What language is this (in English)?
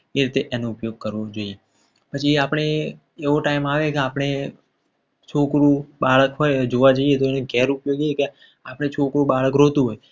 Gujarati